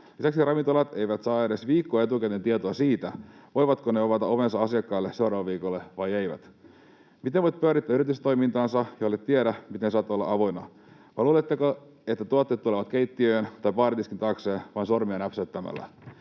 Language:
Finnish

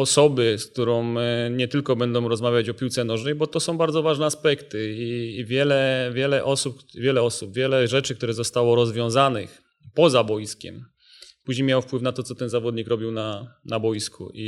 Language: Polish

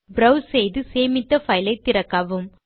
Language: Tamil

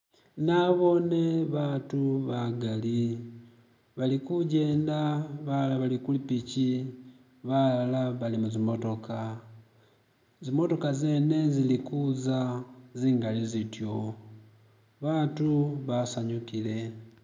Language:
Masaaba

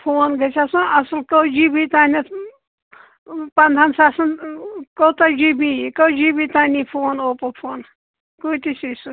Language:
Kashmiri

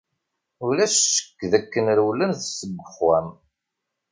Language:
Kabyle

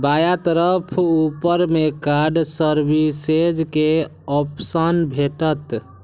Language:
Maithili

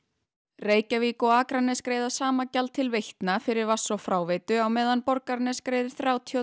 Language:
Icelandic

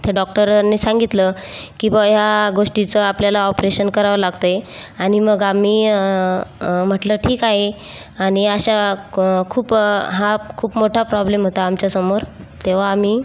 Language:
Marathi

